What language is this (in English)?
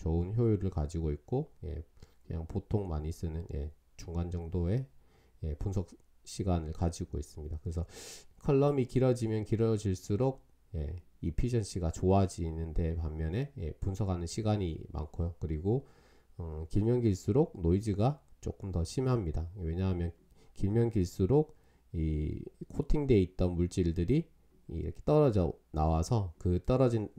Korean